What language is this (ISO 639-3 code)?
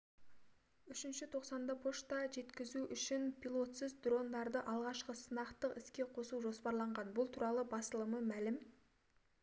kaz